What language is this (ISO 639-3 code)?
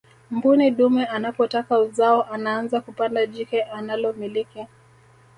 swa